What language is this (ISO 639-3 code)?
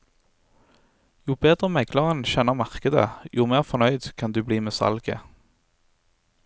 nor